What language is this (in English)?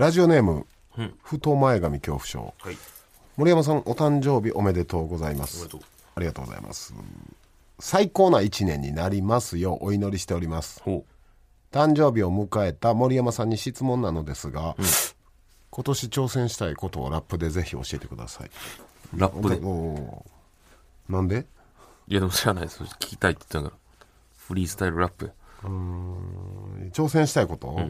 Japanese